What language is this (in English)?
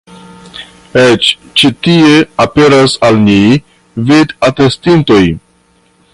Esperanto